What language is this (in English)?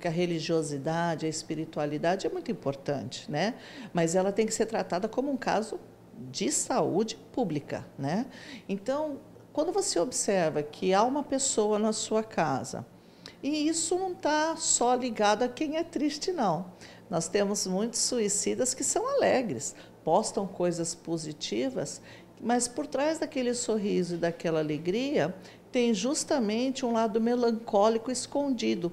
Portuguese